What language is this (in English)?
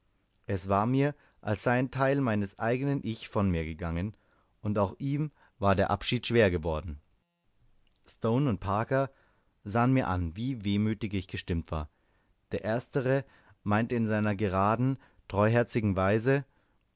German